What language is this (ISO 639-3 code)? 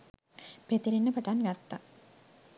sin